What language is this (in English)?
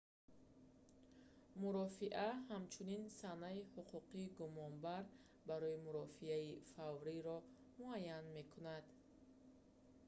Tajik